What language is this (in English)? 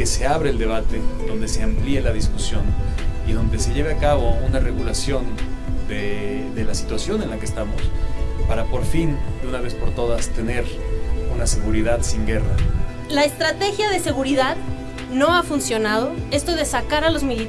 Spanish